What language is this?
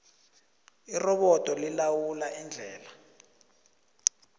South Ndebele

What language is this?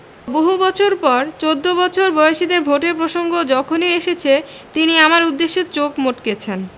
Bangla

